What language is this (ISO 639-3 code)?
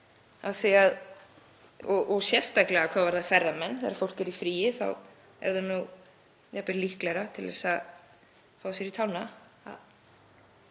isl